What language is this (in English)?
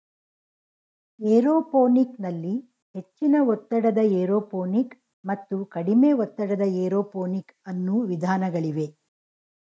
Kannada